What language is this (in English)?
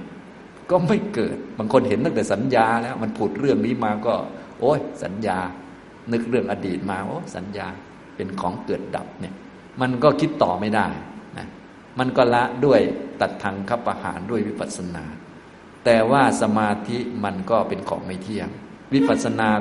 Thai